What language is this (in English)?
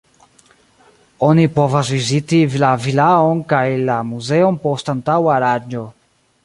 Esperanto